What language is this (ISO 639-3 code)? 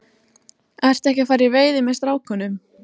isl